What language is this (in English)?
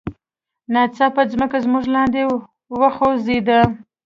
Pashto